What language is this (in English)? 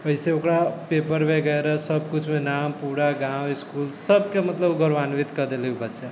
Maithili